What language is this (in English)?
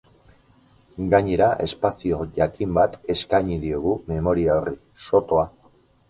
Basque